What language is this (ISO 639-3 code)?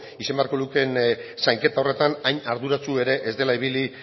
eus